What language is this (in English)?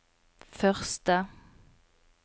Norwegian